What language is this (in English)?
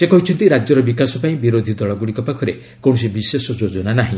Odia